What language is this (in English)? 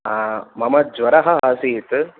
Sanskrit